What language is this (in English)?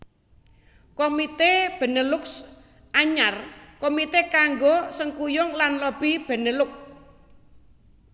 Javanese